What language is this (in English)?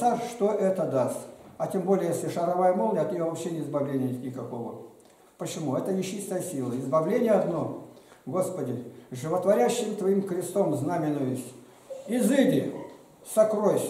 Russian